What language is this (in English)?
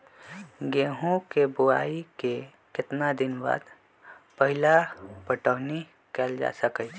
Magahi